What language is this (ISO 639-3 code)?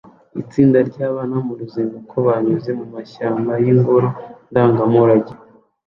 kin